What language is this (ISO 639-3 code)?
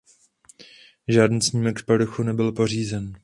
ces